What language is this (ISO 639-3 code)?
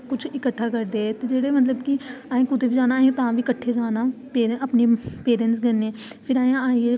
doi